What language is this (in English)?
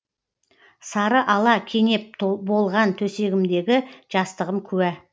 Kazakh